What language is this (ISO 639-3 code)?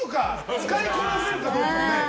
jpn